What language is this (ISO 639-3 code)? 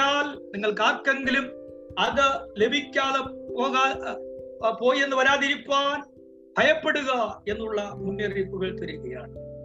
mal